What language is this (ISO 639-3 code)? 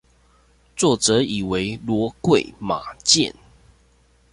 zho